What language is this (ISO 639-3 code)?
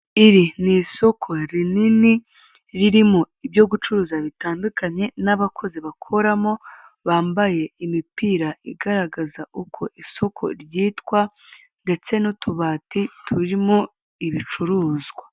kin